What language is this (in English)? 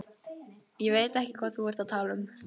Icelandic